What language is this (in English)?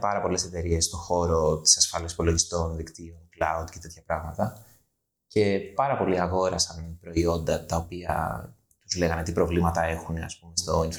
Greek